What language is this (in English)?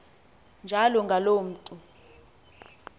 Xhosa